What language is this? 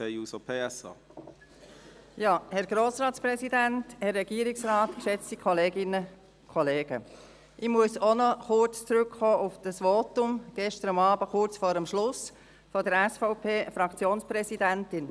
Swiss German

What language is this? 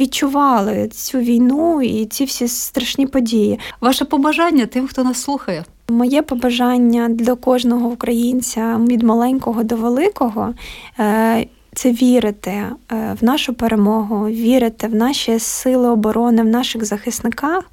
Ukrainian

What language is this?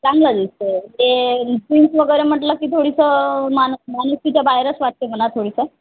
Marathi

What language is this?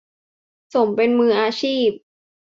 Thai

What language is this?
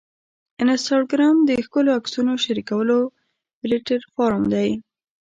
Pashto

